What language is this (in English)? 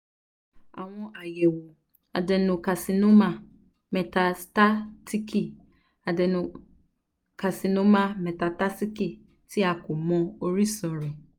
Yoruba